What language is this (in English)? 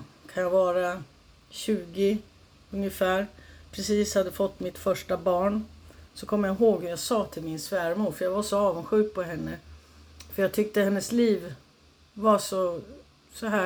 Swedish